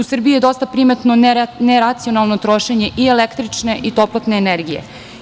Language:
Serbian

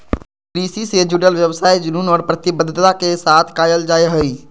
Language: Magahi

